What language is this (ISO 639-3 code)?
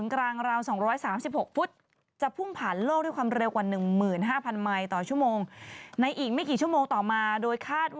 tha